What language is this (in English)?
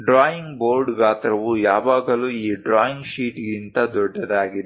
Kannada